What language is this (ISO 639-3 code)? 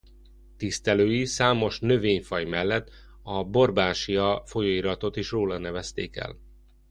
hun